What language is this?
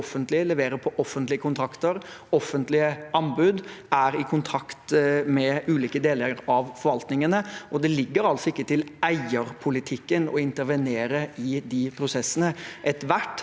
Norwegian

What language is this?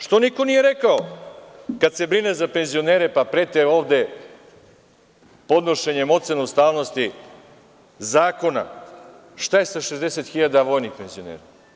Serbian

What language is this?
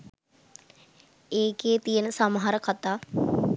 Sinhala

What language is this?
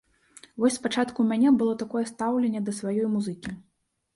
Belarusian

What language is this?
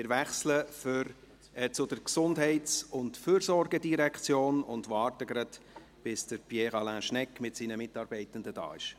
Swiss German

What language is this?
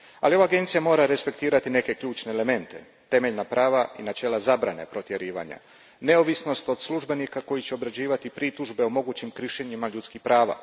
Croatian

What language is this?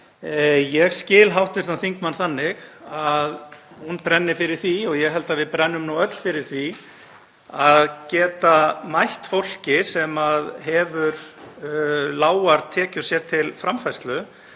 Icelandic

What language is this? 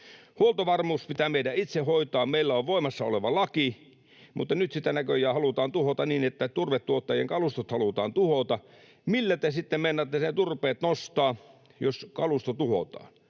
Finnish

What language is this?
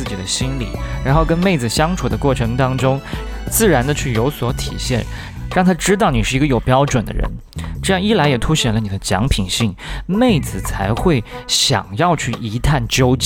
Chinese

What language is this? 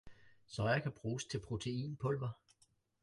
Danish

